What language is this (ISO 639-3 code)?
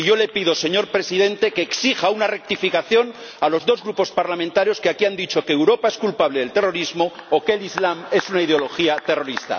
spa